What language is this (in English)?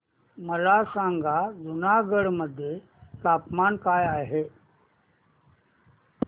Marathi